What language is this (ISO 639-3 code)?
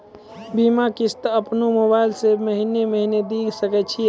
mai